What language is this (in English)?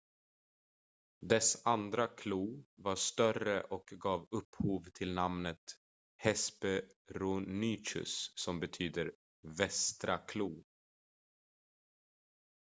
Swedish